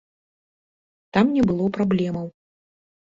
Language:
Belarusian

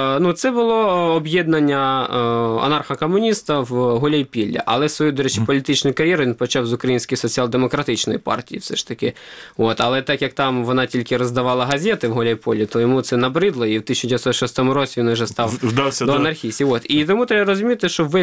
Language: Ukrainian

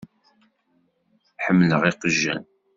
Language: Kabyle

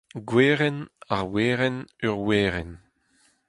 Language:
Breton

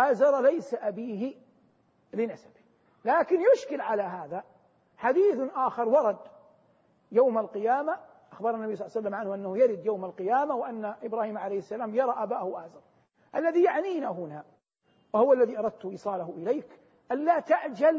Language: Arabic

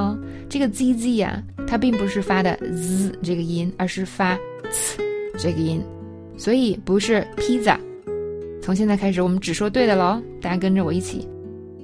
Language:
Chinese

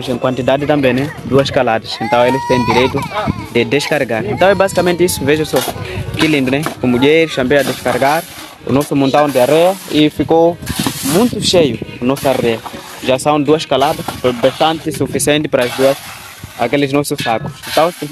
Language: Portuguese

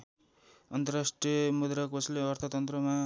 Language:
Nepali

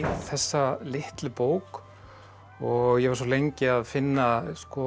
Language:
Icelandic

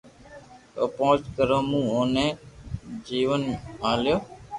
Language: Loarki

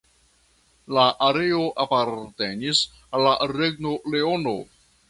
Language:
Esperanto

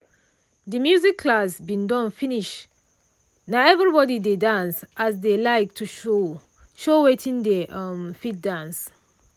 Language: Nigerian Pidgin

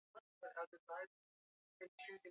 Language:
Swahili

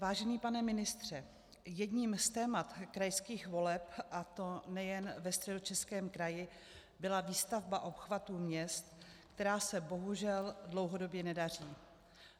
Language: Czech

